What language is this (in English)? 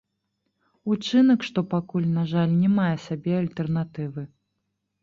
Belarusian